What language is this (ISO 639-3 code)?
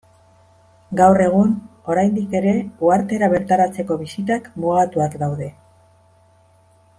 eus